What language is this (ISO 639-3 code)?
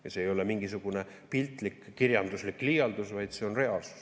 est